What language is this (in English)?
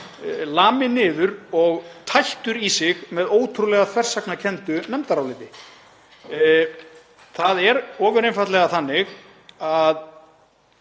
Icelandic